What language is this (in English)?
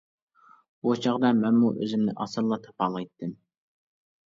Uyghur